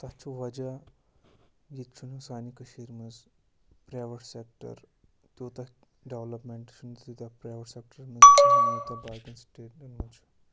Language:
Kashmiri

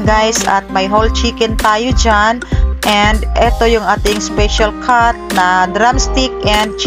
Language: Filipino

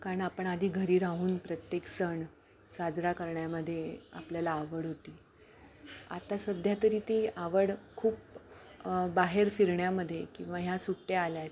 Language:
Marathi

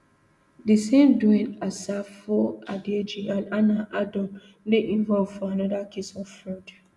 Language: Nigerian Pidgin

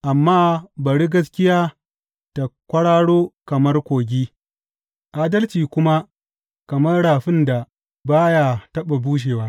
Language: Hausa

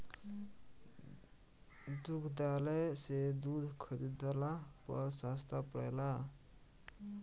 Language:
Bhojpuri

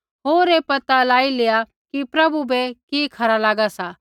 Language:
Kullu Pahari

